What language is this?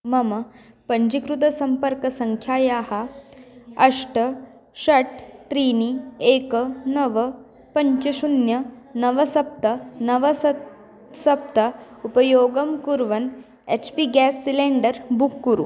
Sanskrit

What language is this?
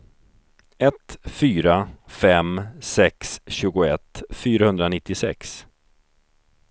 Swedish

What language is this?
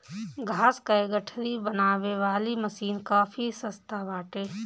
Bhojpuri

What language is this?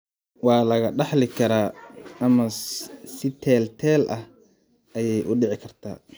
Somali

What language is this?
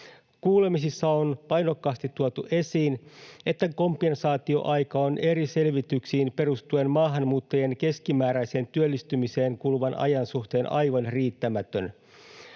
Finnish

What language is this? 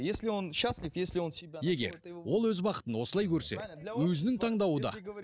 Kazakh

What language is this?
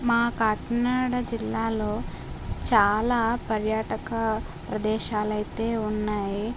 Telugu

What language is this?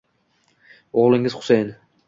Uzbek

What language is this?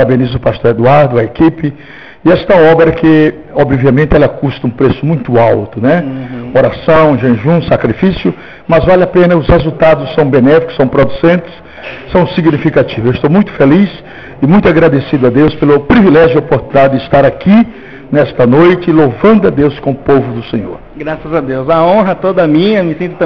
Portuguese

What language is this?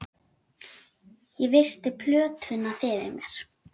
Icelandic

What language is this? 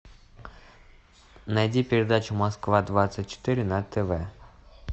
Russian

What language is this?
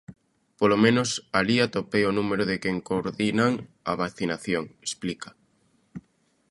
Galician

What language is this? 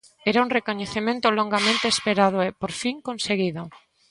Galician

